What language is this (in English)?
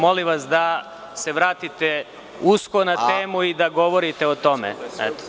Serbian